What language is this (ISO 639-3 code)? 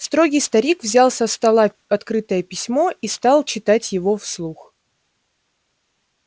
rus